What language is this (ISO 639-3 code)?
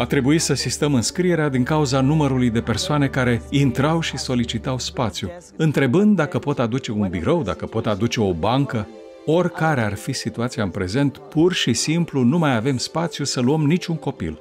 ron